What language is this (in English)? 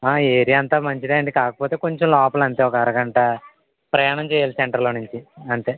Telugu